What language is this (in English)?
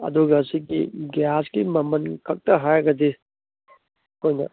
Manipuri